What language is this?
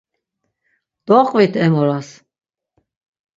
Laz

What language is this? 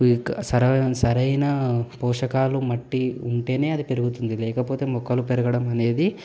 Telugu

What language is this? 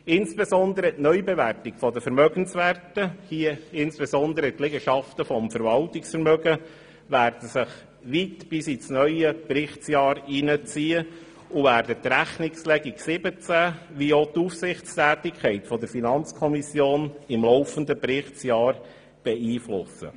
Swiss German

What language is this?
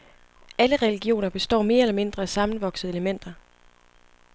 Danish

